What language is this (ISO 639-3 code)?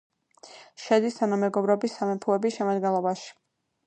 kat